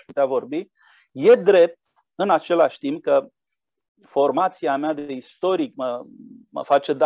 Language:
Romanian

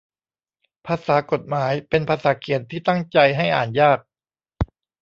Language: Thai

